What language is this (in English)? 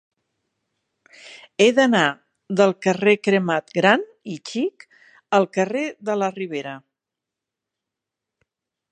Catalan